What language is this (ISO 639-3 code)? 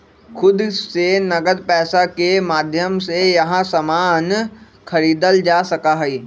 mag